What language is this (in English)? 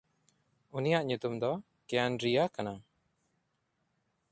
Santali